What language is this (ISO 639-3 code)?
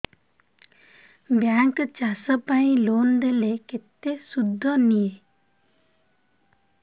ori